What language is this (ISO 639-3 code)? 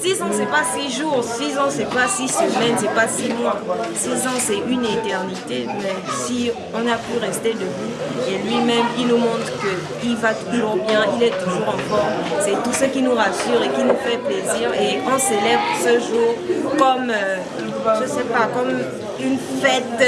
fra